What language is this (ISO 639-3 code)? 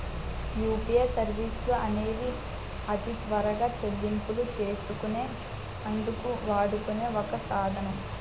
tel